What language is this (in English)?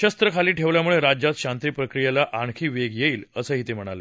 Marathi